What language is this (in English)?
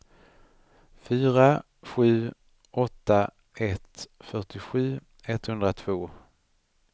Swedish